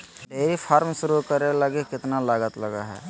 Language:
Magahi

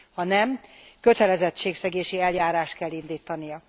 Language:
Hungarian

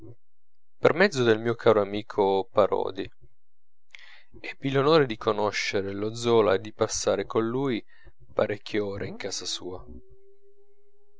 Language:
Italian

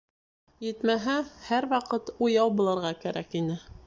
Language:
Bashkir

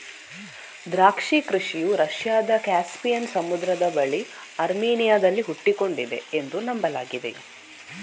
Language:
Kannada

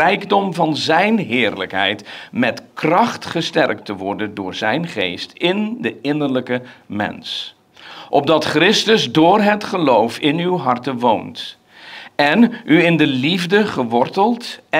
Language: Dutch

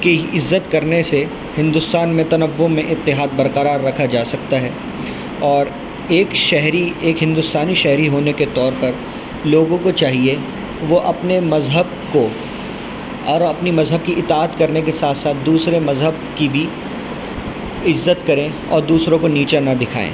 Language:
Urdu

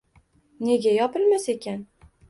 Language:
Uzbek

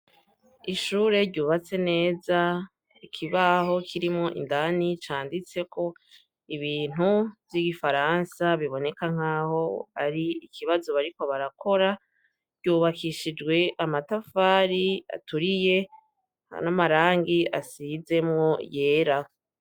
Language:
Rundi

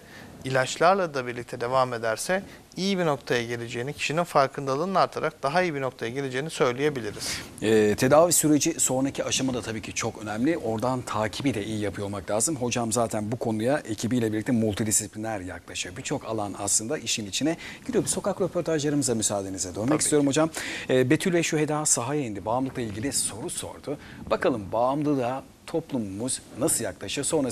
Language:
Turkish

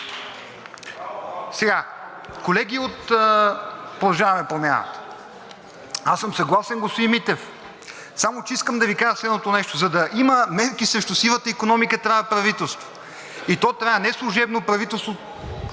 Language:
Bulgarian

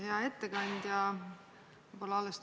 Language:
Estonian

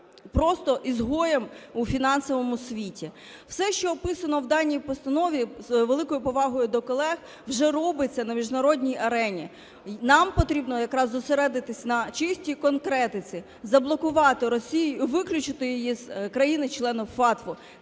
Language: Ukrainian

